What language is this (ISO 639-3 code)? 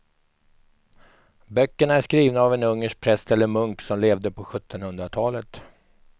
swe